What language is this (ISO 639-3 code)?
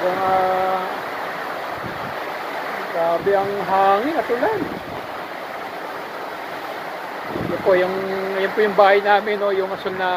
fil